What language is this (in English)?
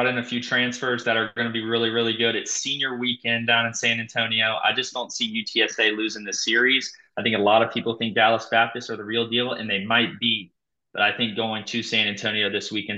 English